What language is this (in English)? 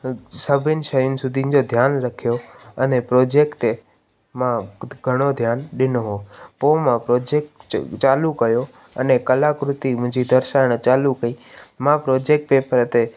Sindhi